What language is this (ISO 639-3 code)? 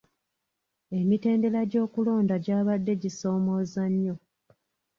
lug